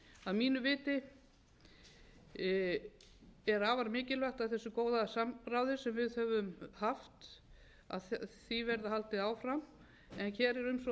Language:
Icelandic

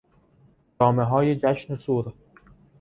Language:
Persian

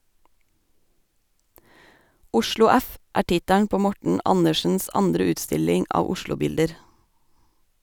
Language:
Norwegian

